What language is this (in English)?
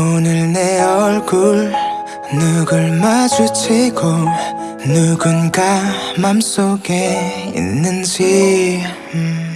Korean